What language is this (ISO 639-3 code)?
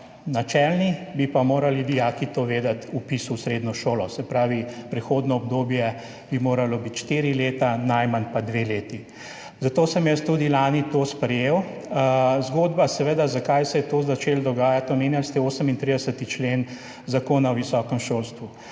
slv